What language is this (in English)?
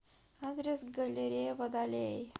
Russian